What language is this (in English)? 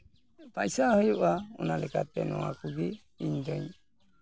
Santali